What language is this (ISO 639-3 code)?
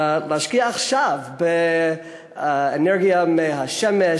heb